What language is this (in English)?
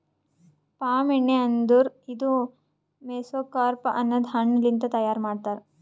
Kannada